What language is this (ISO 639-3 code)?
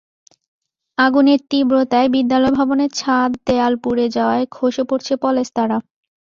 ben